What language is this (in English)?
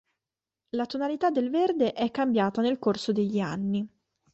Italian